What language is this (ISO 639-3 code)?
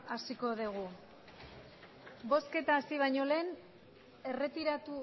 eus